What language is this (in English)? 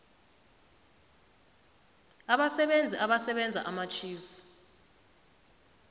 South Ndebele